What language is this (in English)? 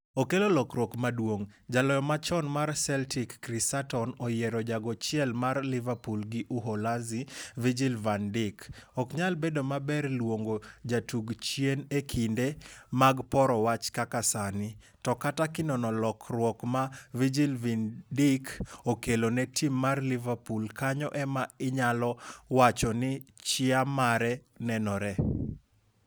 Luo (Kenya and Tanzania)